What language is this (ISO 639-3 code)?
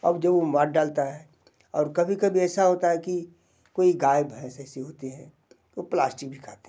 hin